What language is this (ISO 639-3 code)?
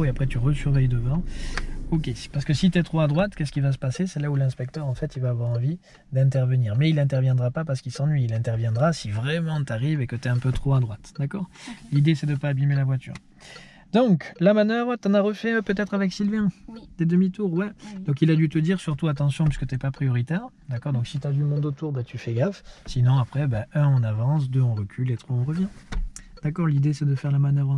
fra